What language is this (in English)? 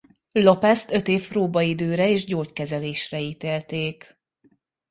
Hungarian